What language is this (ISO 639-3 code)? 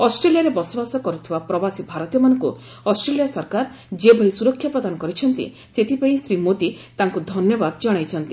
ori